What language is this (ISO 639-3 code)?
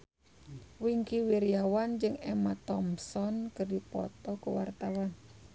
sun